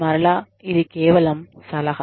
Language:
Telugu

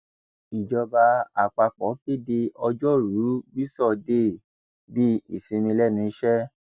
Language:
Yoruba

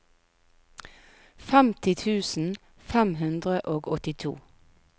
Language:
Norwegian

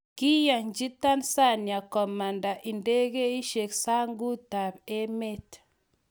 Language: Kalenjin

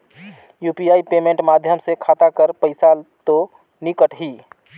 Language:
Chhattisgarhi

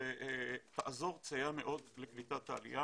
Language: Hebrew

